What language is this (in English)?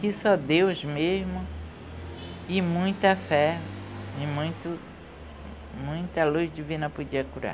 Portuguese